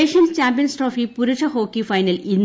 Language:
Malayalam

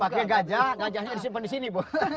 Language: Indonesian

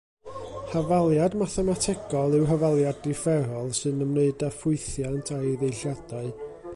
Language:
Welsh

